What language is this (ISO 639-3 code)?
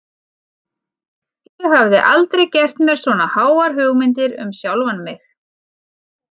isl